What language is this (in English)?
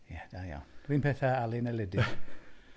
Welsh